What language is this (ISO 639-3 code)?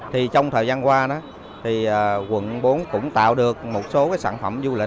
vie